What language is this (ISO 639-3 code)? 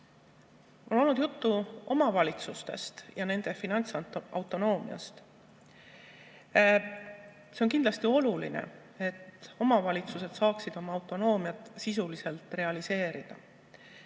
est